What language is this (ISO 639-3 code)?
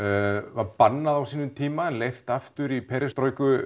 isl